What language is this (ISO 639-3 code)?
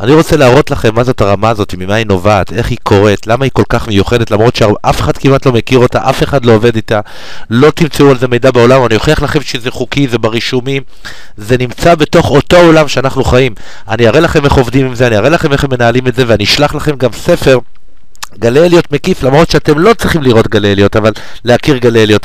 heb